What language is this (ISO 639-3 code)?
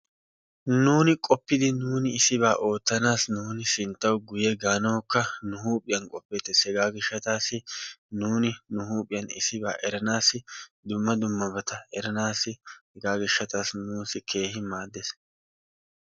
wal